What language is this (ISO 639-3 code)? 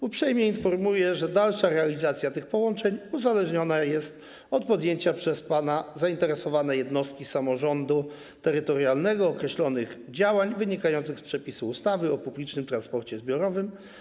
pol